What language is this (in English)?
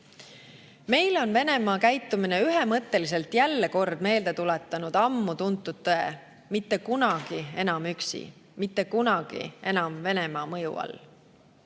Estonian